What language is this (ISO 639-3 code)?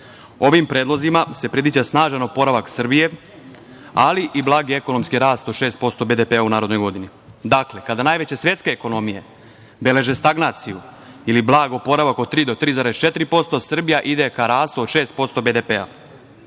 srp